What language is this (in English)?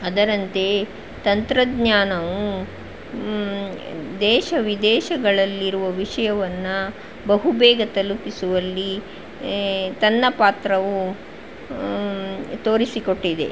Kannada